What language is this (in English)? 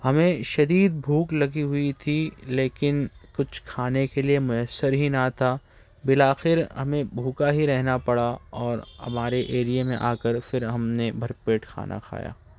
Urdu